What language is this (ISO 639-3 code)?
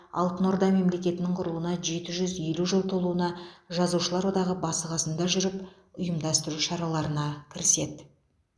kaz